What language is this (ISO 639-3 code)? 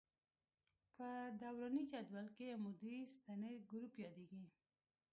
pus